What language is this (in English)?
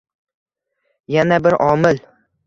Uzbek